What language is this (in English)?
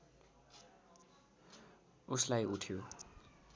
Nepali